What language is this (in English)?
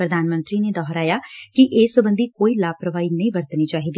Punjabi